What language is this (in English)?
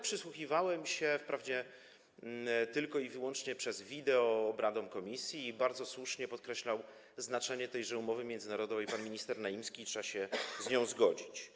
Polish